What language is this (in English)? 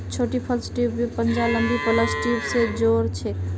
Magahi